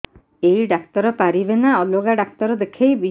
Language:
Odia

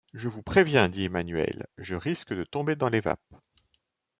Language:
French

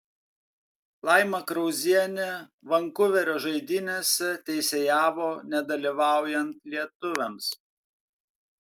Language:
Lithuanian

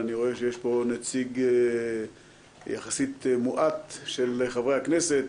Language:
Hebrew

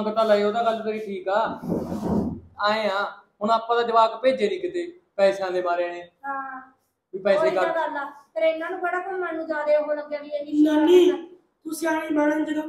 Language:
Hindi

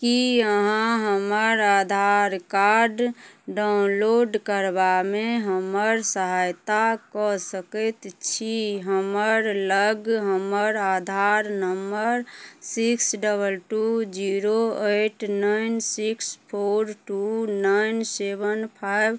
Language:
Maithili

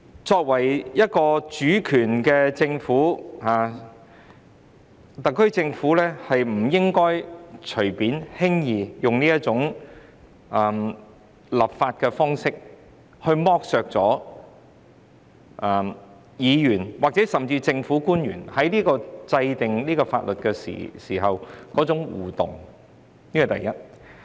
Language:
Cantonese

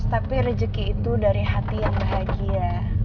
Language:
Indonesian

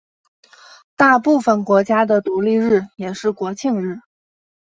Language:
Chinese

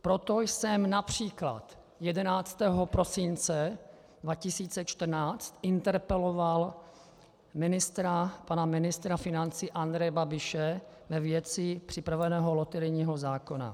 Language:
Czech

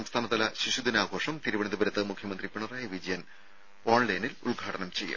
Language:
Malayalam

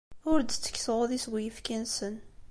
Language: Kabyle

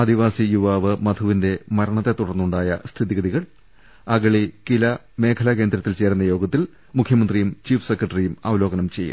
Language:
Malayalam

